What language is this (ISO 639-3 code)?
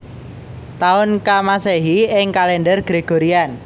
jav